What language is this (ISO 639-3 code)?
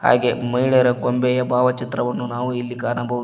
kan